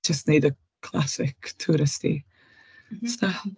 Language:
Welsh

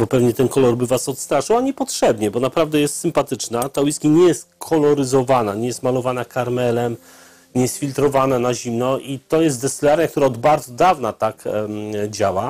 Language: Polish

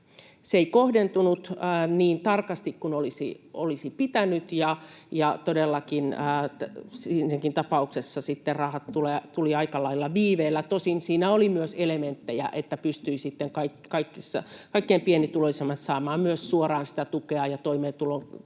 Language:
Finnish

